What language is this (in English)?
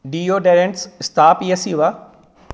Sanskrit